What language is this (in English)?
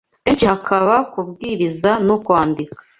Kinyarwanda